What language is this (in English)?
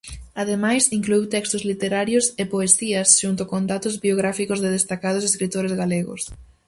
Galician